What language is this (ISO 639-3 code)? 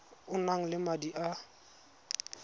tsn